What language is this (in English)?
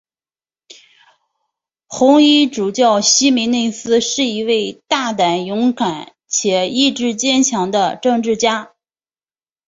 Chinese